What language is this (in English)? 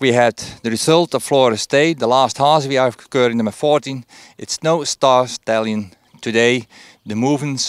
Dutch